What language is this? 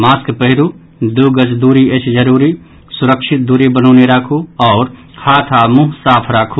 Maithili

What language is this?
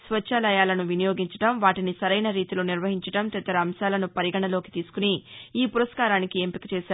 Telugu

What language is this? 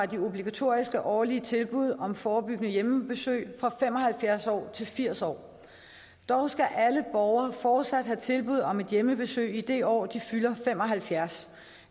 Danish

